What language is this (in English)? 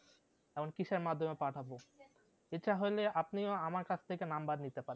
Bangla